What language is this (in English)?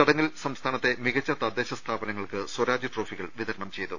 Malayalam